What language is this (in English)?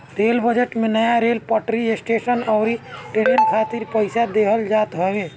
Bhojpuri